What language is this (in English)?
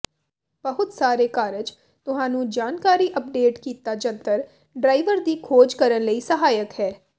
Punjabi